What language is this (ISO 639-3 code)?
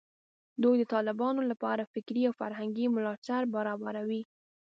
pus